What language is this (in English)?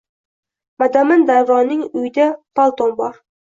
Uzbek